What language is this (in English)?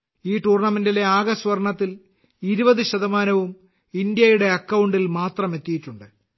Malayalam